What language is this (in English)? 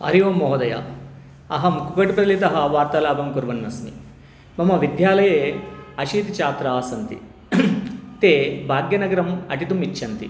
Sanskrit